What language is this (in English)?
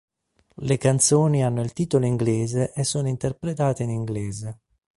Italian